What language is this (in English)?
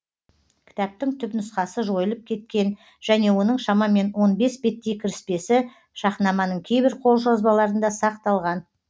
Kazakh